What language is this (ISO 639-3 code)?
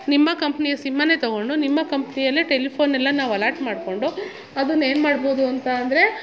kan